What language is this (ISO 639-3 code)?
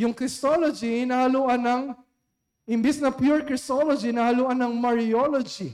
fil